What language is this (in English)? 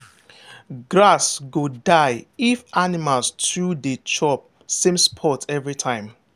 Nigerian Pidgin